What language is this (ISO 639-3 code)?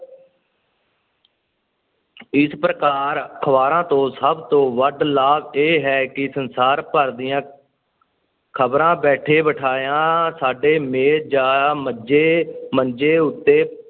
pan